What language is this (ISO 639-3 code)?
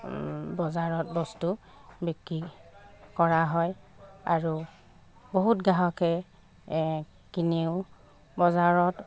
asm